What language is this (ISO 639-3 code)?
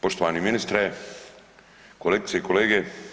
hrv